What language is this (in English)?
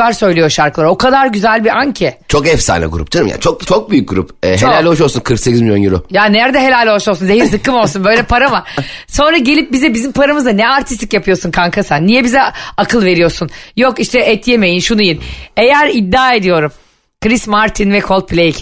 Turkish